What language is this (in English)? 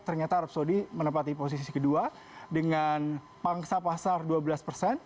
Indonesian